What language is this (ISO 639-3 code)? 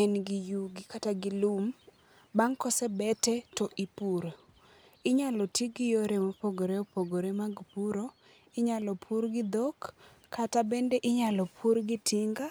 luo